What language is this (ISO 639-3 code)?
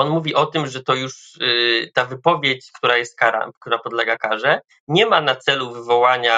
pol